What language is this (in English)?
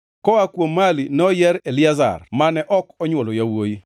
Luo (Kenya and Tanzania)